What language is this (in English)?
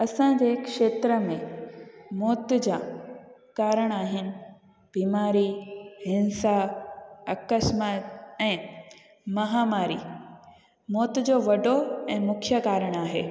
Sindhi